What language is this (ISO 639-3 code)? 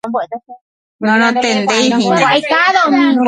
grn